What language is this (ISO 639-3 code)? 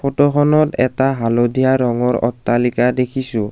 asm